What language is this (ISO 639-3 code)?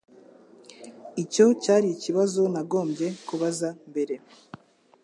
kin